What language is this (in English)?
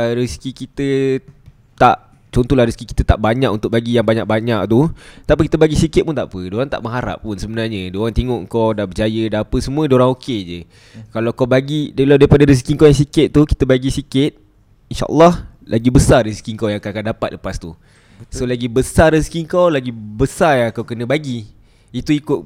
Malay